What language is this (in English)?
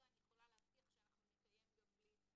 Hebrew